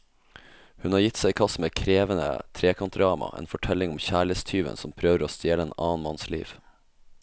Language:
Norwegian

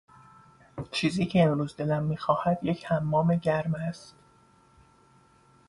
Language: Persian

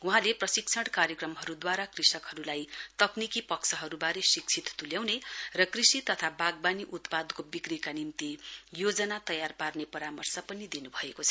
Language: Nepali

